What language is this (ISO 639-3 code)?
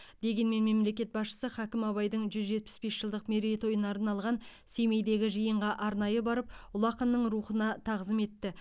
kaz